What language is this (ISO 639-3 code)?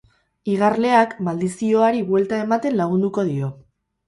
eus